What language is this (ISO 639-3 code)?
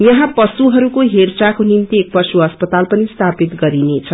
nep